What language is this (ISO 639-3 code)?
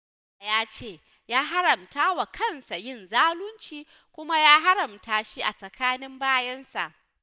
hau